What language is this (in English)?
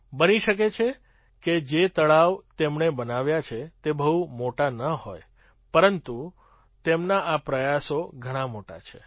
Gujarati